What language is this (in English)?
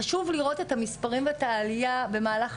Hebrew